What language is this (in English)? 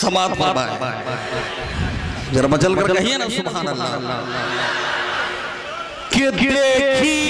Hindi